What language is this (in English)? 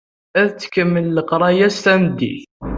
Kabyle